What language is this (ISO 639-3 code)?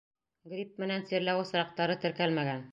bak